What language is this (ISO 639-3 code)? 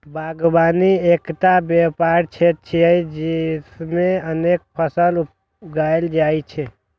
mai